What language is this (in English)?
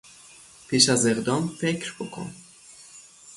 Persian